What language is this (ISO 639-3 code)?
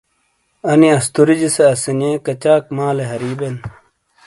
scl